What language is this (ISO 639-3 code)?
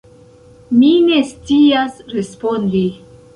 epo